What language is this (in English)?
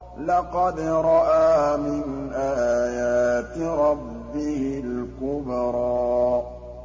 Arabic